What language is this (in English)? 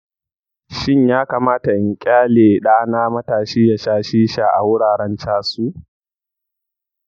Hausa